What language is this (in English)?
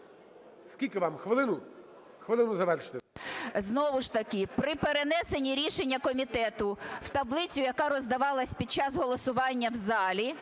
Ukrainian